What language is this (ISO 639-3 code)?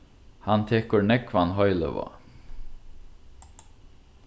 fao